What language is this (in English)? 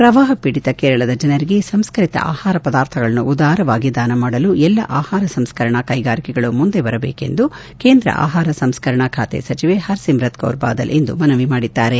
Kannada